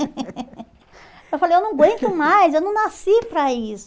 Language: Portuguese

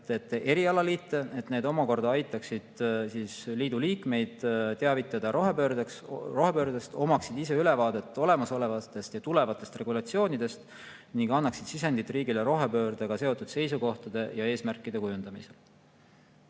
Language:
Estonian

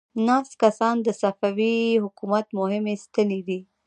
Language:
Pashto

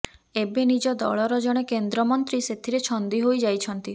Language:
Odia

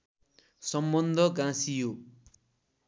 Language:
Nepali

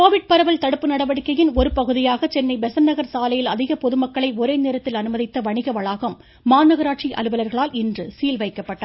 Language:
Tamil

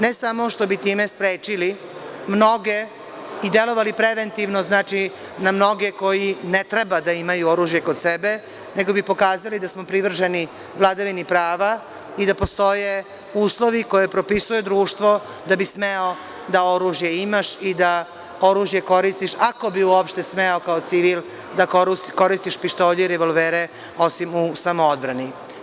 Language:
Serbian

